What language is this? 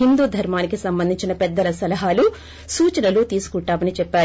Telugu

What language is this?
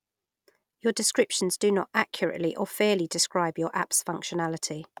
English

